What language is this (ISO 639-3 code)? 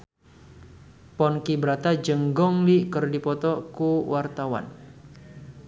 sun